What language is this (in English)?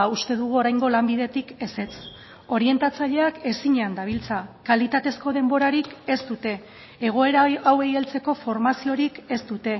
Basque